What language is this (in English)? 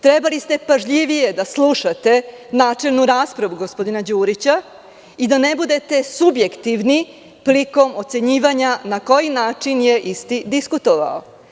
Serbian